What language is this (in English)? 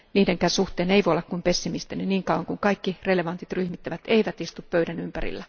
Finnish